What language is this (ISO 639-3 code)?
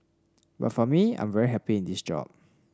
eng